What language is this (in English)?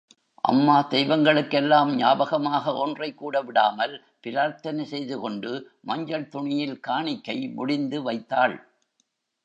Tamil